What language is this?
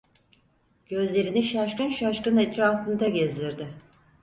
Turkish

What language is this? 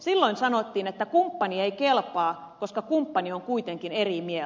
Finnish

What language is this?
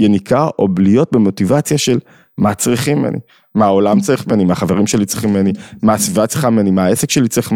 Hebrew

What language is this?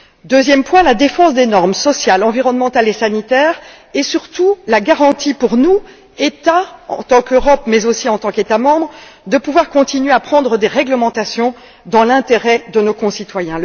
French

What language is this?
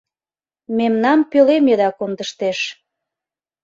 Mari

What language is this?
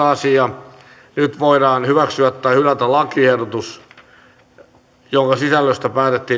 Finnish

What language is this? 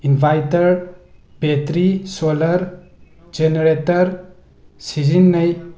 Manipuri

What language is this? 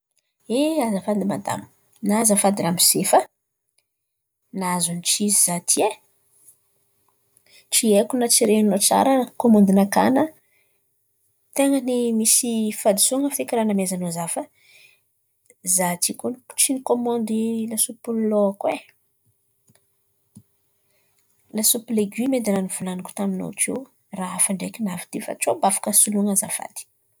Antankarana Malagasy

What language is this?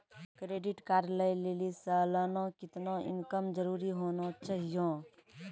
Maithili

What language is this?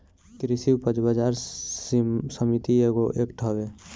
Bhojpuri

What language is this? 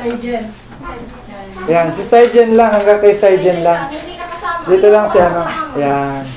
Filipino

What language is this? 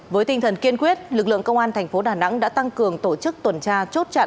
Vietnamese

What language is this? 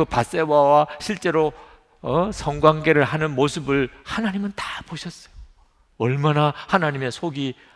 Korean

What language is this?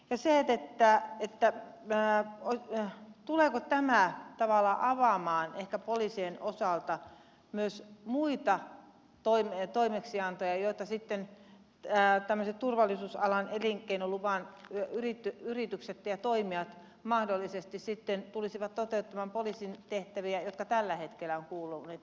Finnish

